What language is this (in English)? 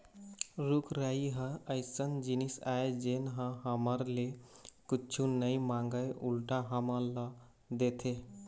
Chhattisgarhi